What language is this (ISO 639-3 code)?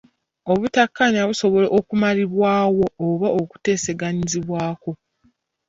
lug